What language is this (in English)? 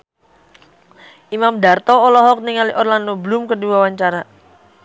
Sundanese